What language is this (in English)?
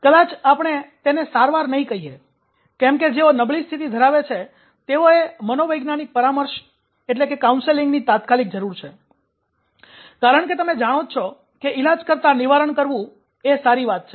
Gujarati